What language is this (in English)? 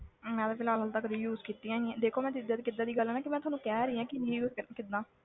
Punjabi